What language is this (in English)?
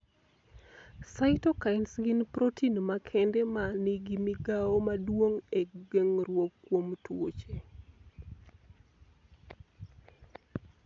Luo (Kenya and Tanzania)